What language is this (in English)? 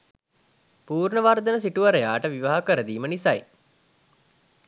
Sinhala